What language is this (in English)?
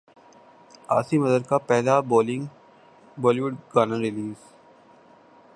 Urdu